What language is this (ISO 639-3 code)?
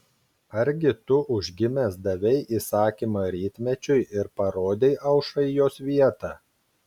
lit